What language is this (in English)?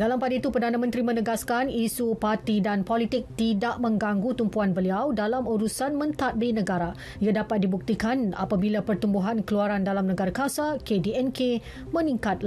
Malay